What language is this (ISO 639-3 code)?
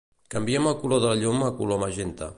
cat